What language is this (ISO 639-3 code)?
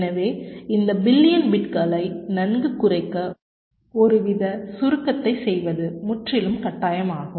tam